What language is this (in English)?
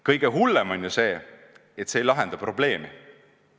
Estonian